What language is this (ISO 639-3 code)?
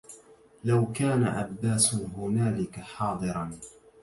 ara